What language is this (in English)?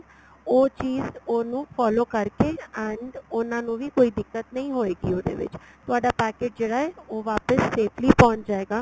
Punjabi